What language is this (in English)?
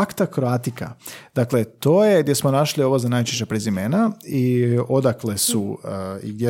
Croatian